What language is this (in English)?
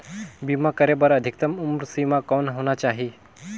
Chhattisgarhi